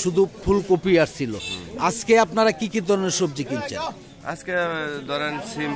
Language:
Turkish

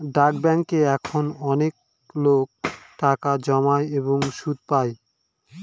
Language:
Bangla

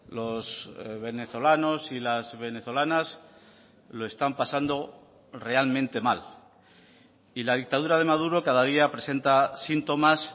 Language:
Spanish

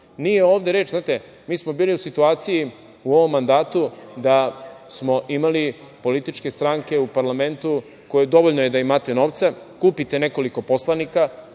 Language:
Serbian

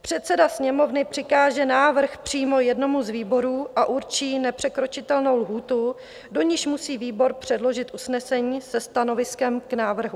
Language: Czech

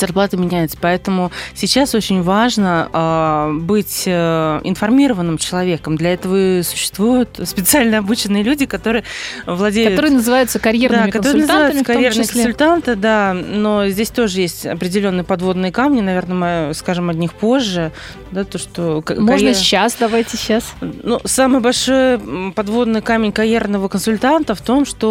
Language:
Russian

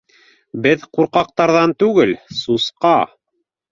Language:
Bashkir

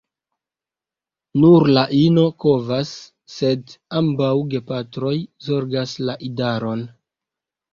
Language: Esperanto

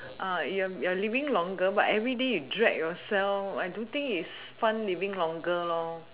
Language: English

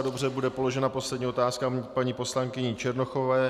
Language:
Czech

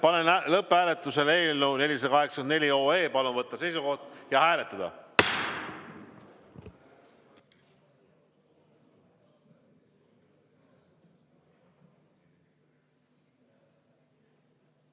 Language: Estonian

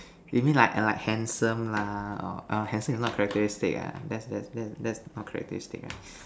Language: English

